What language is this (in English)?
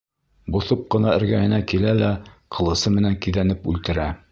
Bashkir